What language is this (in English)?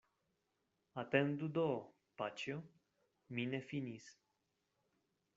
Esperanto